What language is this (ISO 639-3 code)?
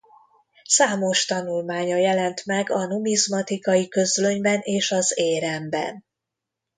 hun